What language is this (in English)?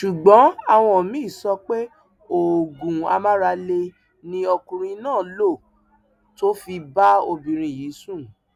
Yoruba